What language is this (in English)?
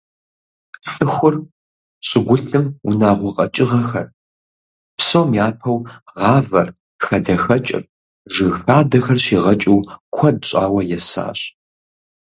Kabardian